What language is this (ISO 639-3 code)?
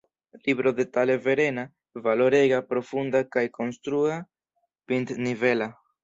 epo